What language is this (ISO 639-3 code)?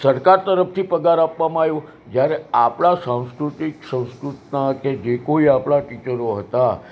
guj